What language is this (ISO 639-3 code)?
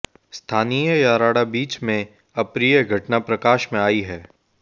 hin